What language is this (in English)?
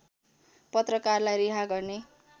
Nepali